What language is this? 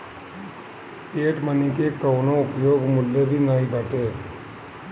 Bhojpuri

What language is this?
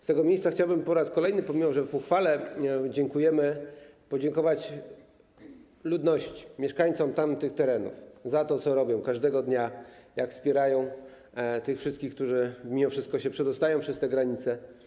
Polish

